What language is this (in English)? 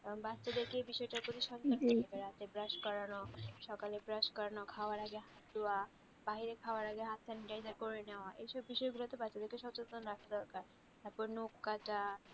Bangla